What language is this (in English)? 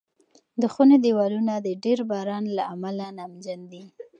Pashto